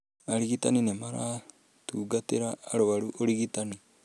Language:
Kikuyu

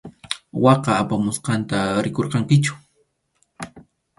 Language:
Arequipa-La Unión Quechua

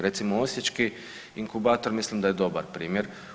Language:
Croatian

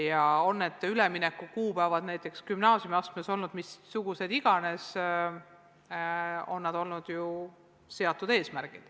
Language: Estonian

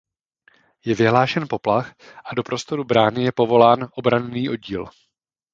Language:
Czech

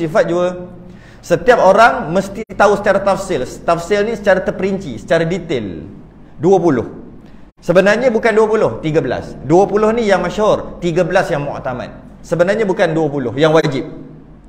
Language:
Malay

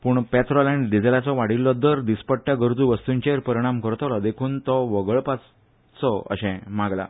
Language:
Konkani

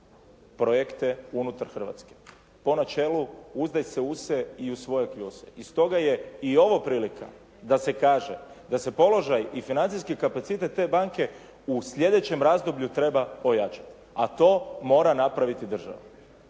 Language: Croatian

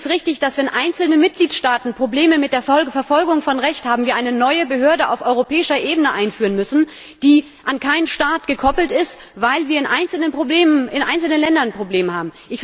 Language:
German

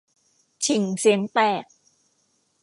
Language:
Thai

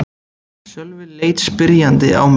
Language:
Icelandic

